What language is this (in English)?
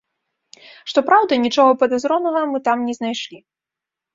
Belarusian